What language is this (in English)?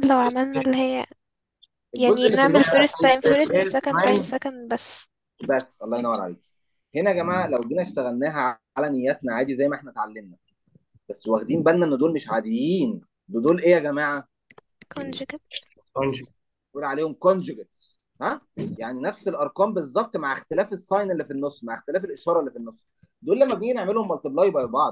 Arabic